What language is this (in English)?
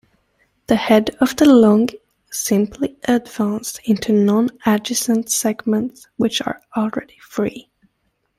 English